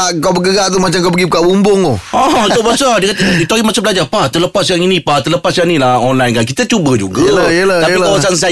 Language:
Malay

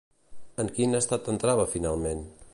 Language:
Catalan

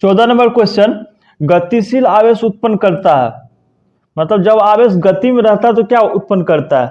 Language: Hindi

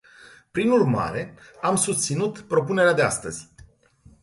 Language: Romanian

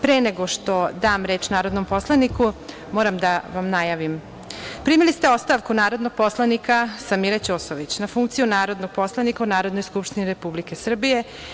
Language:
Serbian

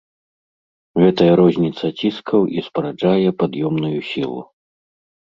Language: Belarusian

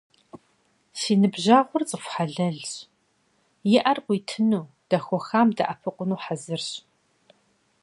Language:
Kabardian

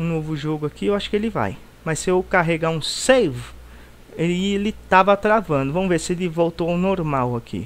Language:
Portuguese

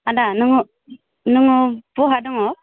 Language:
Bodo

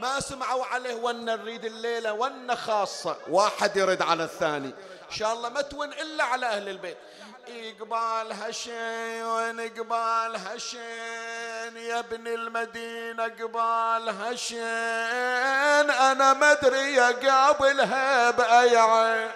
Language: Arabic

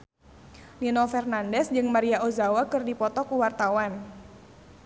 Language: Sundanese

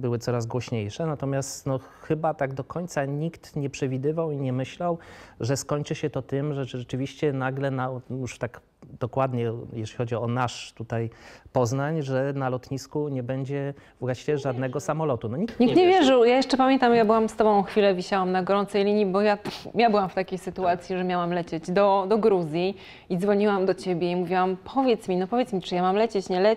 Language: Polish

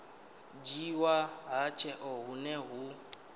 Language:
Venda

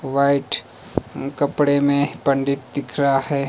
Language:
Hindi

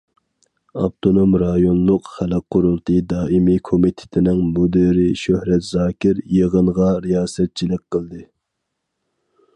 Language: Uyghur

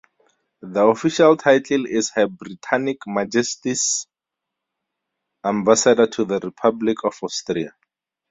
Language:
English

